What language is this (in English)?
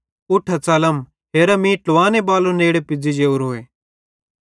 Bhadrawahi